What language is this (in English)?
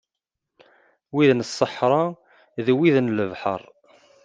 Kabyle